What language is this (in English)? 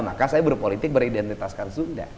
Indonesian